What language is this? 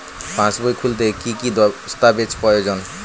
Bangla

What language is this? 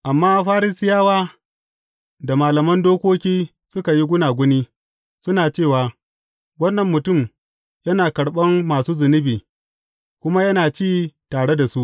Hausa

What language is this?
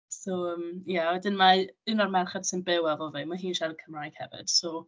Welsh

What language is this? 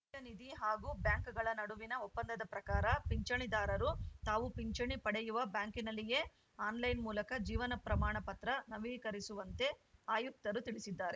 Kannada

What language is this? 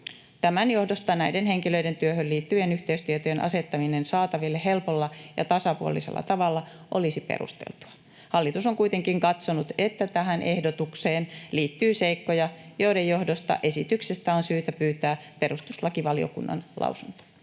Finnish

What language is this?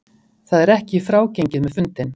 Icelandic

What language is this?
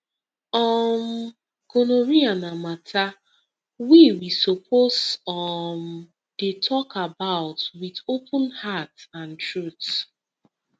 Nigerian Pidgin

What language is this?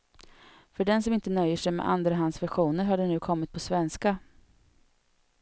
Swedish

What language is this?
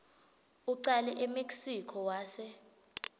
Swati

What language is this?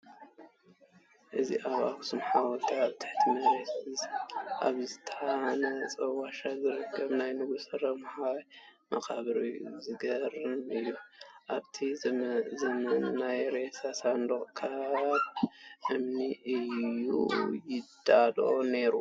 Tigrinya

